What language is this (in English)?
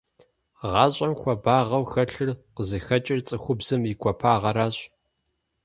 Kabardian